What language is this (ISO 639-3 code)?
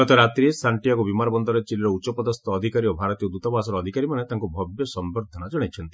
ori